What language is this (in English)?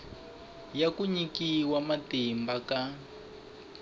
Tsonga